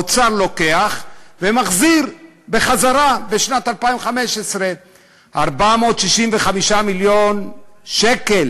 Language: Hebrew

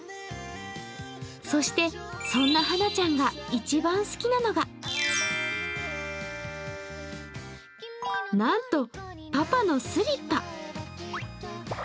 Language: Japanese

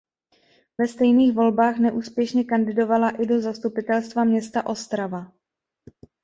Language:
Czech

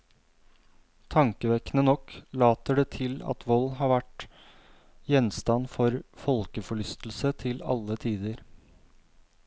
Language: Norwegian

